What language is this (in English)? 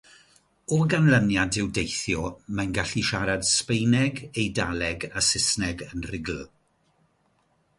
Welsh